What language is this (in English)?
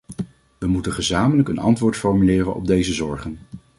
Dutch